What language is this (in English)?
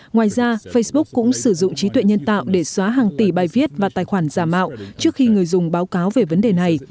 Vietnamese